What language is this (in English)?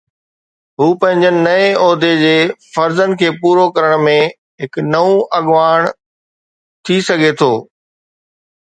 Sindhi